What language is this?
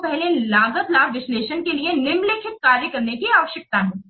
Hindi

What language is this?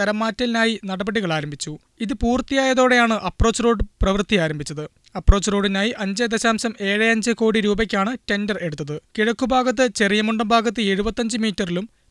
Malayalam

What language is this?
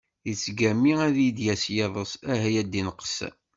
Kabyle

